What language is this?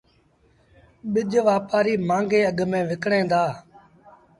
Sindhi Bhil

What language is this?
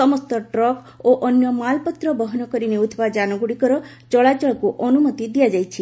Odia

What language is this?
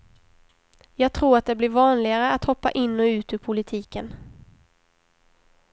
Swedish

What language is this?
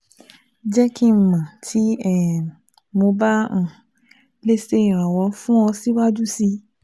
Yoruba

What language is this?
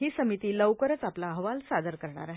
Marathi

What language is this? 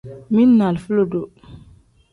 Tem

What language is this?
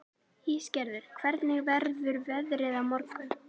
Icelandic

